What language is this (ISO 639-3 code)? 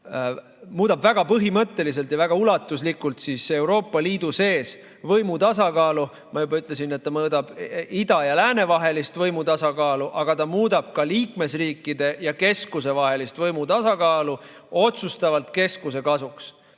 est